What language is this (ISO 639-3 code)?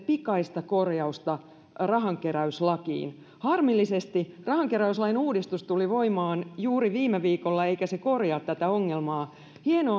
fin